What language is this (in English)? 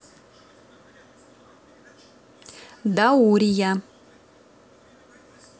Russian